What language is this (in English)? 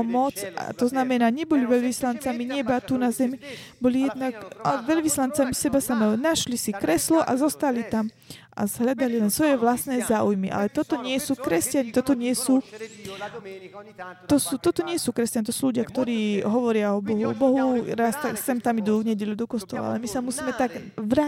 Slovak